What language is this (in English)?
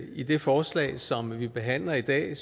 Danish